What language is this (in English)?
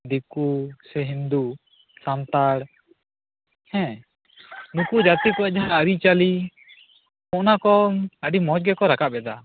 Santali